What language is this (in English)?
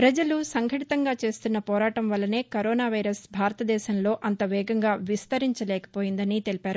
Telugu